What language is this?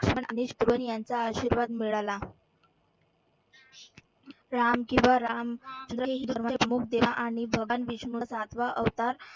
Marathi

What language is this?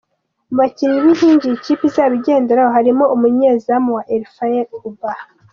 Kinyarwanda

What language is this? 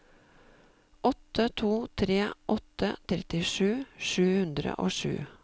Norwegian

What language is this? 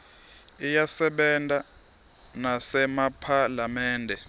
Swati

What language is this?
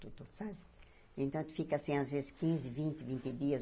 Portuguese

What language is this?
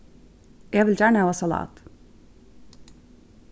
Faroese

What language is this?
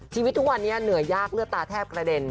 Thai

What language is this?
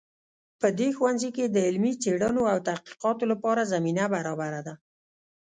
Pashto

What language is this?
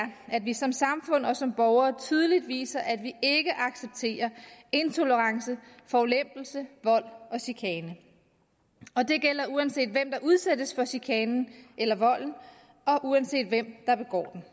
Danish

